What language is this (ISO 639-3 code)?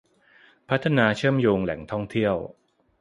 tha